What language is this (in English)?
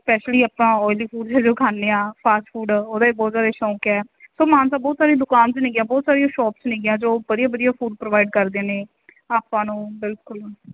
Punjabi